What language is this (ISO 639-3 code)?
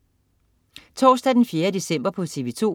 dan